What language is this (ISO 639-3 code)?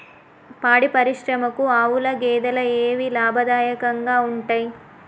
tel